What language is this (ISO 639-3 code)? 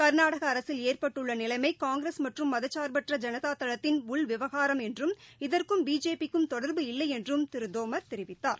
tam